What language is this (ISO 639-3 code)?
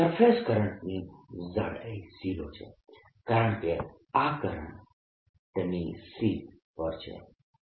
guj